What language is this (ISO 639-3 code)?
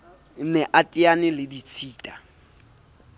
sot